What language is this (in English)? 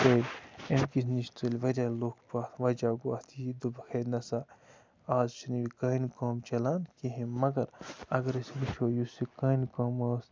Kashmiri